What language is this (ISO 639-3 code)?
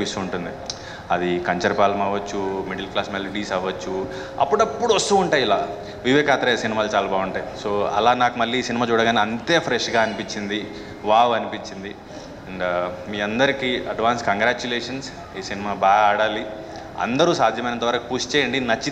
tel